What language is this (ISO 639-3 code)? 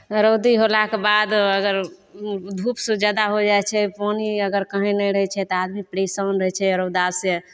mai